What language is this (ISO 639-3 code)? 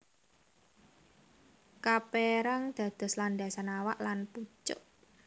jav